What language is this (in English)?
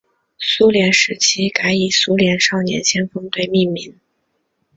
Chinese